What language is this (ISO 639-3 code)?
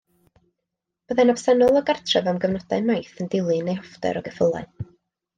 cym